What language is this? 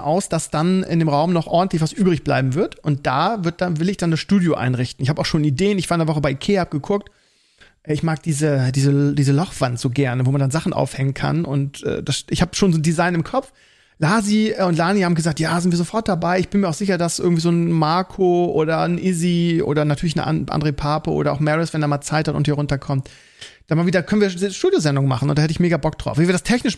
German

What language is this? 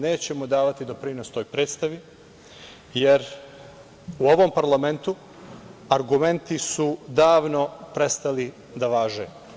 Serbian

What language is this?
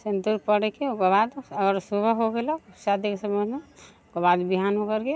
Maithili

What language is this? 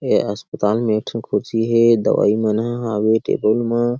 Chhattisgarhi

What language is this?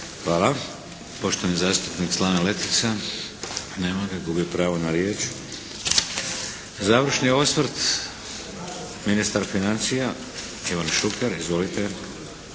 Croatian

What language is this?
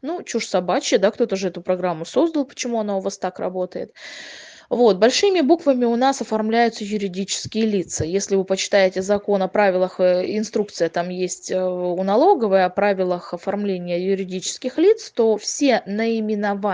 Russian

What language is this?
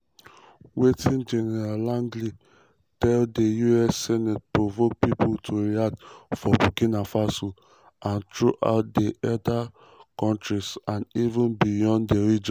Nigerian Pidgin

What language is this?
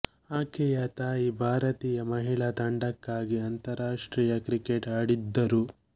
Kannada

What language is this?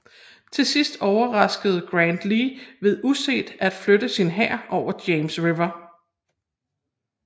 Danish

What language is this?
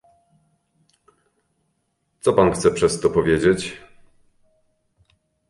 Polish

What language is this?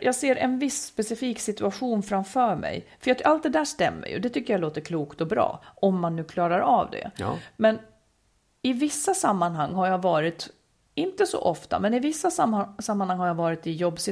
Swedish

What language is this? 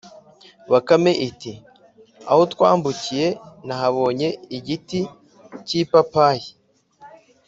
Kinyarwanda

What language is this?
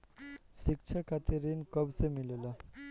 Bhojpuri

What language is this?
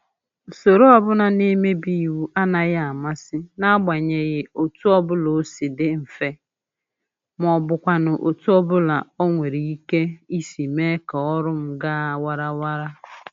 Igbo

